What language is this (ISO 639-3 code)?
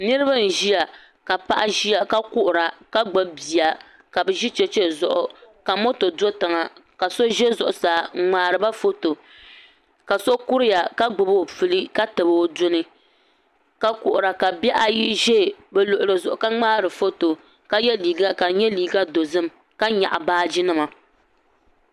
dag